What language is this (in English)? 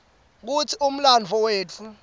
Swati